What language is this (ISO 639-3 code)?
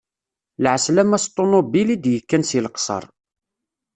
kab